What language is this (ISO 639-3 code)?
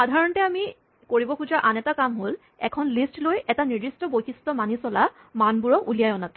asm